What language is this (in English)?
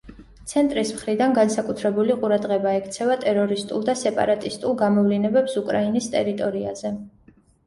Georgian